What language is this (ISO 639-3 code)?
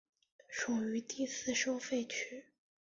zho